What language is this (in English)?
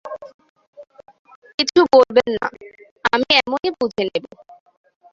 Bangla